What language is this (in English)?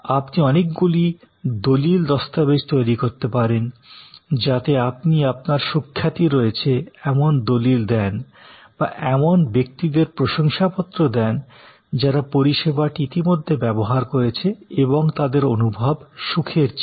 Bangla